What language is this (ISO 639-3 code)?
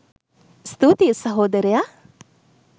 sin